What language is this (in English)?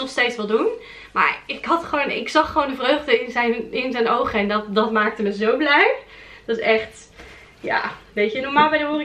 Dutch